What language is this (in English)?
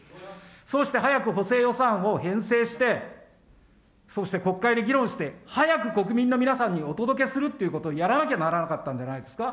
Japanese